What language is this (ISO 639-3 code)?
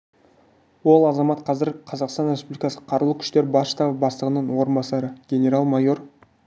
kaz